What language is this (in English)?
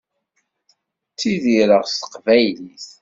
Kabyle